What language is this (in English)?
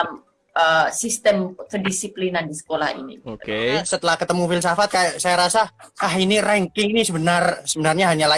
Indonesian